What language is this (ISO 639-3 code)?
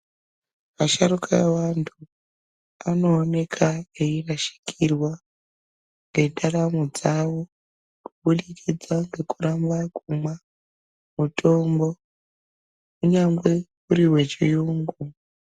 ndc